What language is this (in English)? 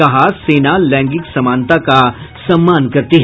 Hindi